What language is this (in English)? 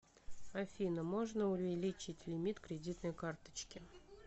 Russian